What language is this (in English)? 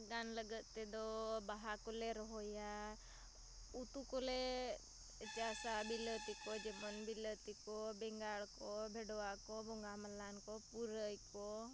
Santali